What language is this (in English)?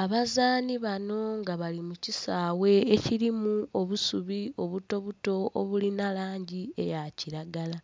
Soga